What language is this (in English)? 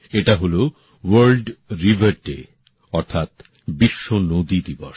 Bangla